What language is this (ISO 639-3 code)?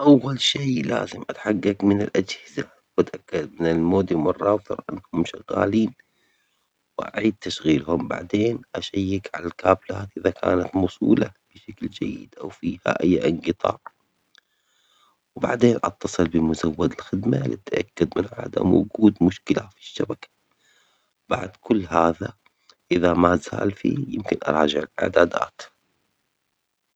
acx